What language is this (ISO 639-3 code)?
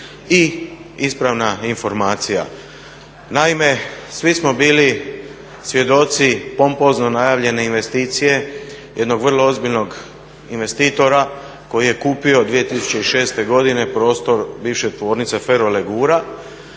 hrv